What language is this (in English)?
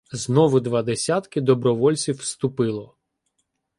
Ukrainian